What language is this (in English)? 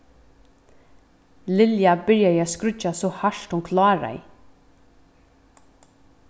Faroese